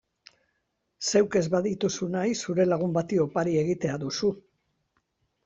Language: Basque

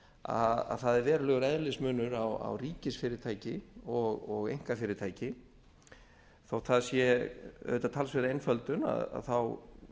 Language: Icelandic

